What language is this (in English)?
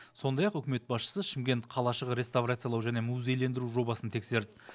Kazakh